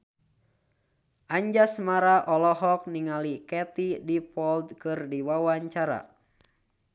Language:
Sundanese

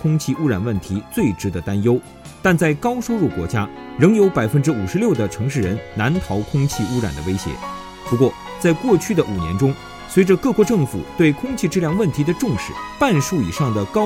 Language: Chinese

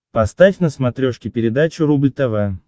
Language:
Russian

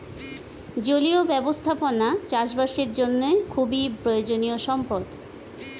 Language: Bangla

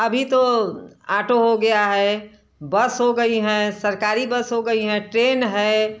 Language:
Hindi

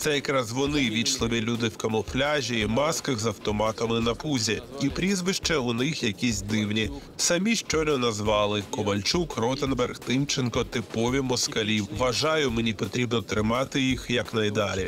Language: Ukrainian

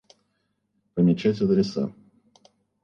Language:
Russian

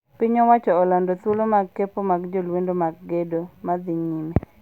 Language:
Luo (Kenya and Tanzania)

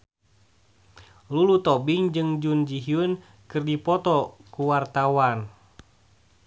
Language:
Sundanese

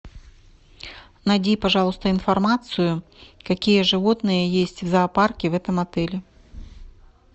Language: Russian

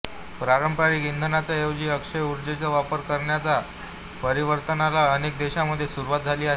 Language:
Marathi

